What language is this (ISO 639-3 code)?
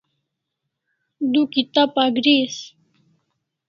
kls